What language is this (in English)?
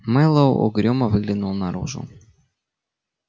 Russian